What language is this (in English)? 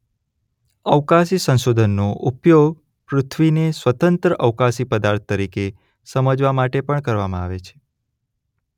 Gujarati